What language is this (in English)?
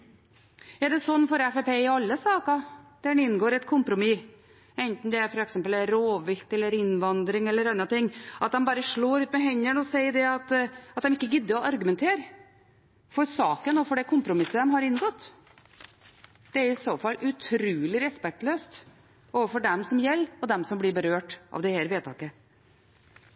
Norwegian Bokmål